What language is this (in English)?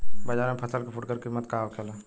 Bhojpuri